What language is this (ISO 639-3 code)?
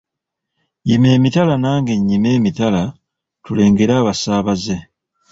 lug